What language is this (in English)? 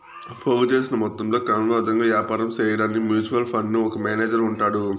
Telugu